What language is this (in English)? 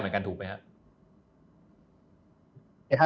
Thai